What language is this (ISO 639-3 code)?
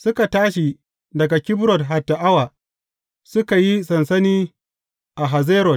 hau